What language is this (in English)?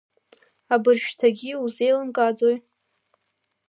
Abkhazian